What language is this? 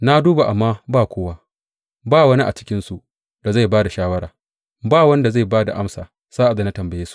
Hausa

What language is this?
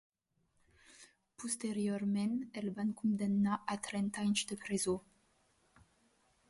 Catalan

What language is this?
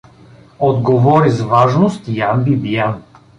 Bulgarian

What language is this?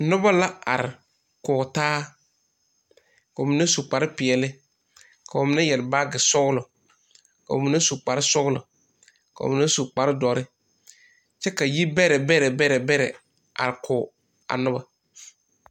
Southern Dagaare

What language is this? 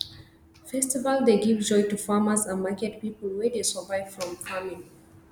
Nigerian Pidgin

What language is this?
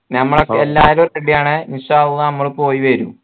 Malayalam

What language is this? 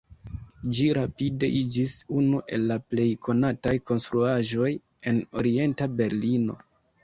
Esperanto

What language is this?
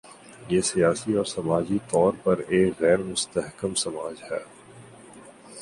Urdu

